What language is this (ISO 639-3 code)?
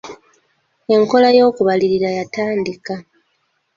lug